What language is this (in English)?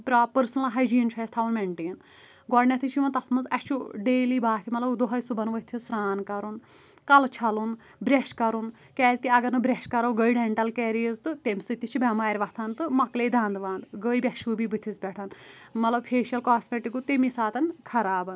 Kashmiri